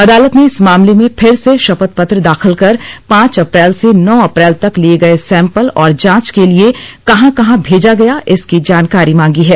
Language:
Hindi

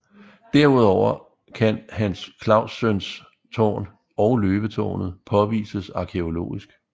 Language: Danish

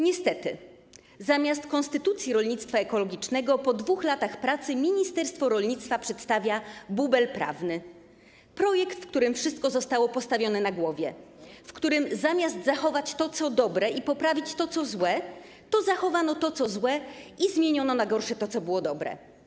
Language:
Polish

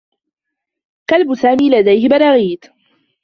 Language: Arabic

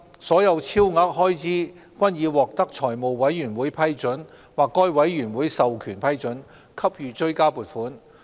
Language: Cantonese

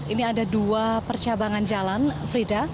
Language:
Indonesian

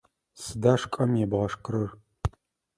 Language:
Adyghe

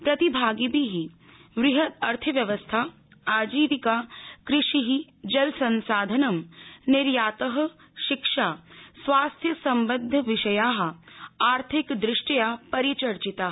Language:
Sanskrit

